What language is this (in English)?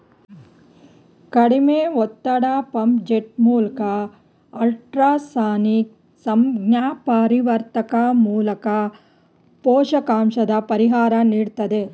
Kannada